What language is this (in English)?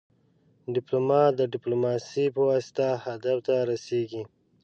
Pashto